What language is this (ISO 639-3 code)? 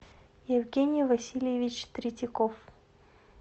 rus